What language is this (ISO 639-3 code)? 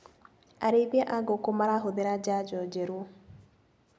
kik